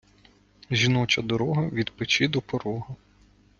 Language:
Ukrainian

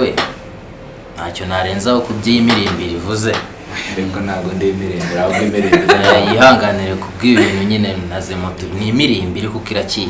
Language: Italian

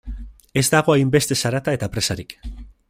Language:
Basque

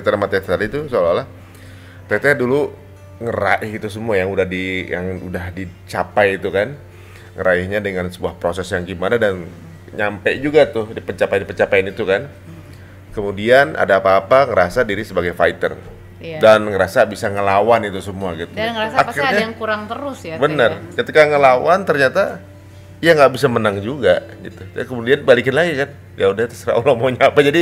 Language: Indonesian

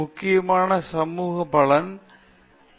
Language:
Tamil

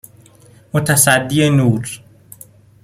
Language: Persian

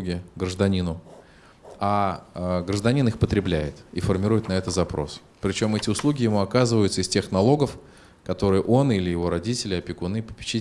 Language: Russian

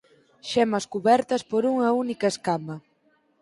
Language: Galician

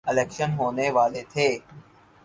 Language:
Urdu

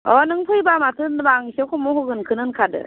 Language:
Bodo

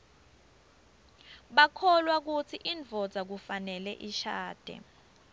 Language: Swati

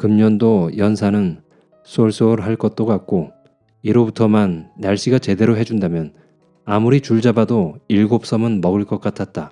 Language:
Korean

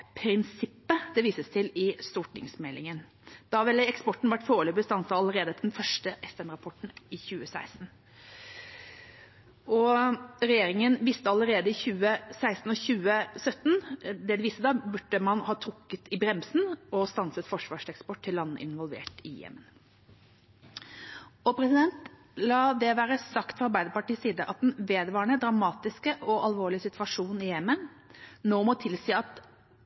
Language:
Norwegian Bokmål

